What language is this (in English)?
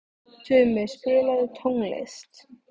Icelandic